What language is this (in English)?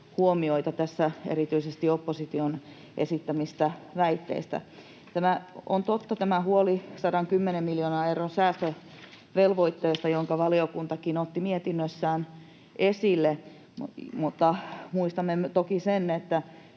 Finnish